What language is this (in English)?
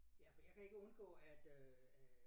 Danish